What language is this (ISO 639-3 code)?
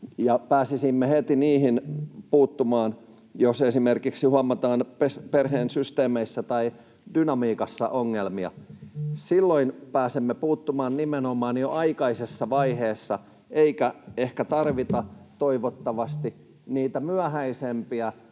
fin